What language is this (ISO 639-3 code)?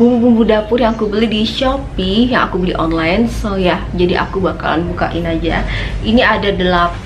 ind